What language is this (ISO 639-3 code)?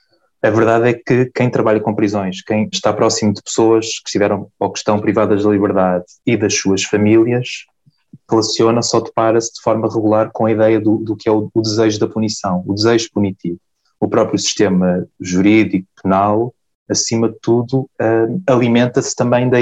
por